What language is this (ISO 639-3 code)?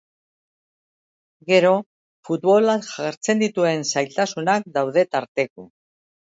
eus